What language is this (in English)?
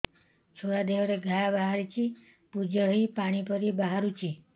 Odia